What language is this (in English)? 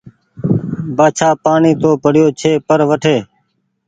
Goaria